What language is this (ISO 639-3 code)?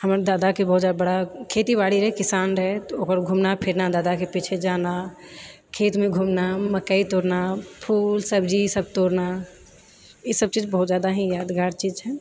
mai